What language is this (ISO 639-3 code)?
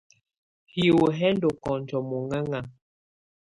tvu